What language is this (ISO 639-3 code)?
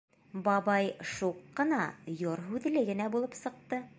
bak